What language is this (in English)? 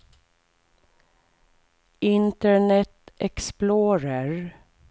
Swedish